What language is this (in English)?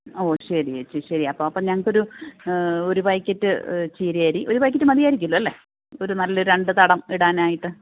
Malayalam